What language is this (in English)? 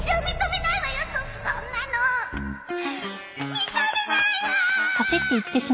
Japanese